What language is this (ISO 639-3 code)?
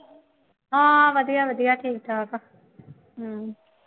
pan